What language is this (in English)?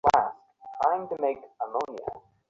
Bangla